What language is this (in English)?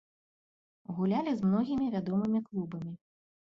Belarusian